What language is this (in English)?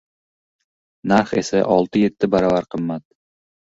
Uzbek